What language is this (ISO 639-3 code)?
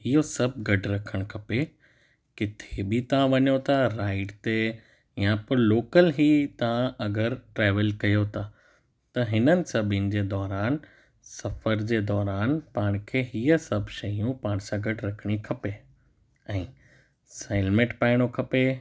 snd